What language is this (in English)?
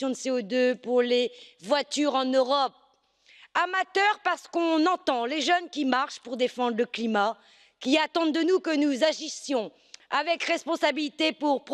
French